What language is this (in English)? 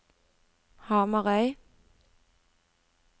Norwegian